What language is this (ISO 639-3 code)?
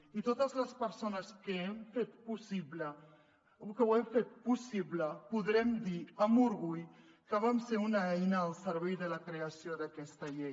cat